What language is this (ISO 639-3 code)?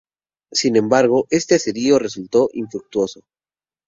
spa